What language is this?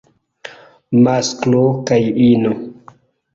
Esperanto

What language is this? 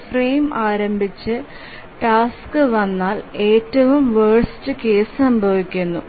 Malayalam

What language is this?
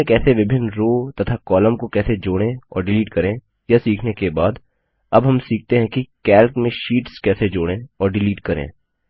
Hindi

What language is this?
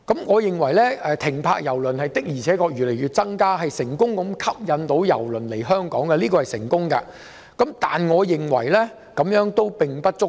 Cantonese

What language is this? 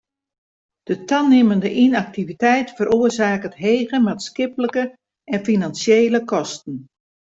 Western Frisian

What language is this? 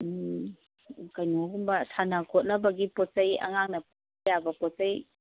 Manipuri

